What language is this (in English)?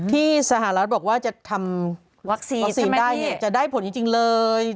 Thai